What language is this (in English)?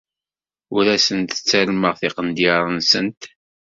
Kabyle